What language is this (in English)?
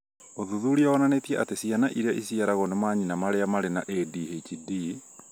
Kikuyu